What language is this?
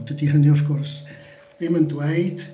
Welsh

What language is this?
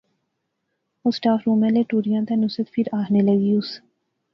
Pahari-Potwari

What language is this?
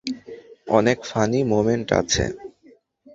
Bangla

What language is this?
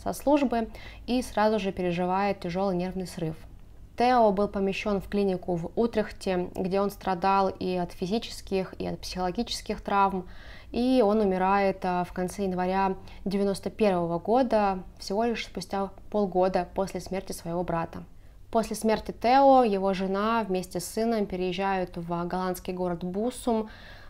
Russian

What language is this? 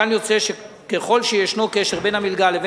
Hebrew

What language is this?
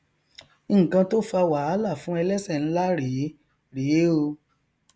Yoruba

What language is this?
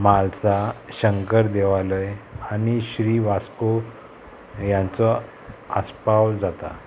Konkani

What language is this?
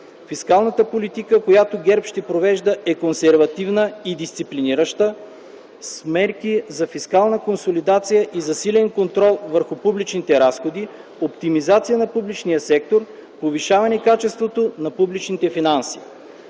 Bulgarian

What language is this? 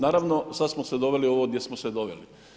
Croatian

